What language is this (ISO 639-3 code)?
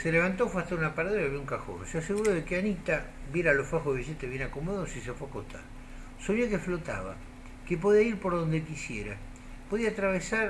spa